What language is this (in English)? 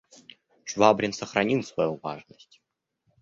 Russian